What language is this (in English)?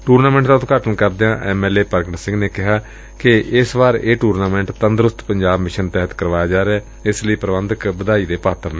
Punjabi